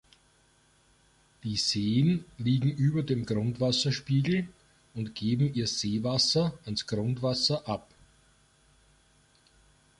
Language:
German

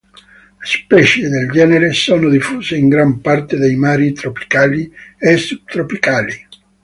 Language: Italian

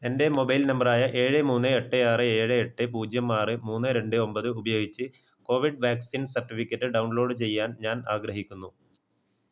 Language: Malayalam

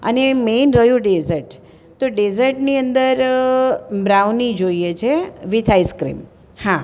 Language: Gujarati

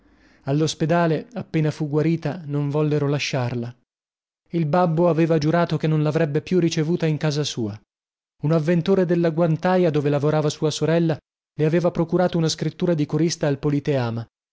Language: Italian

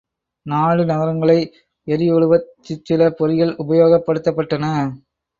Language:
Tamil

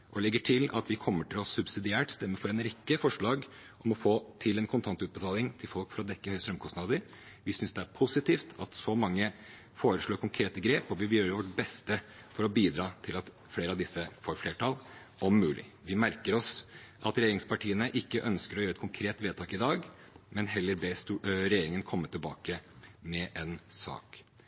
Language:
Norwegian Bokmål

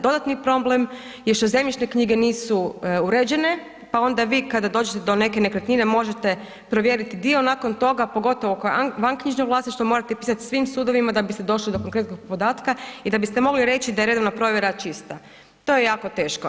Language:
Croatian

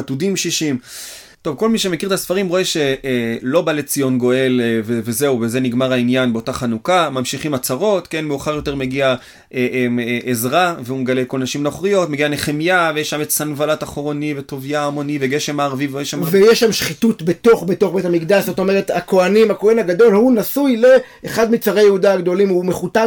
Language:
Hebrew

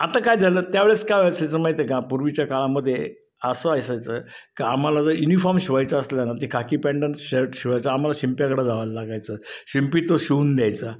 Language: Marathi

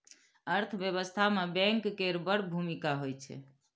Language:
Maithili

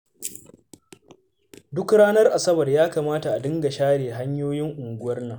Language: Hausa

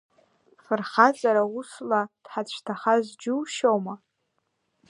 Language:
Abkhazian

